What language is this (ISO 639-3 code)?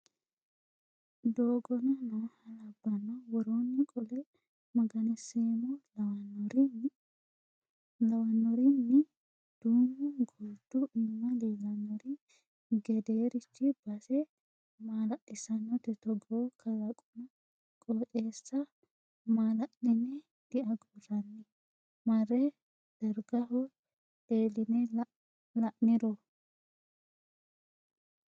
sid